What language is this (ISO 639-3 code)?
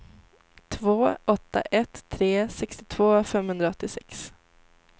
swe